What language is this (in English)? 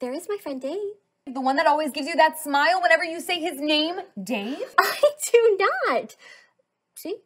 English